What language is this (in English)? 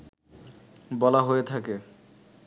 Bangla